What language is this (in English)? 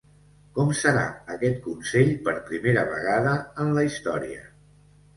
Catalan